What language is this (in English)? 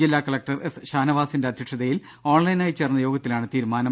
Malayalam